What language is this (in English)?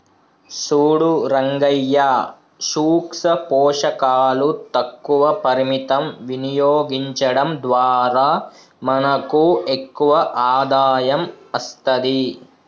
Telugu